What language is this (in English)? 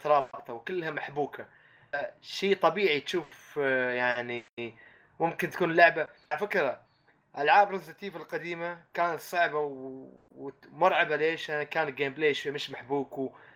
Arabic